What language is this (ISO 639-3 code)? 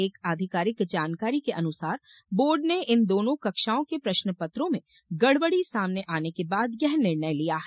hin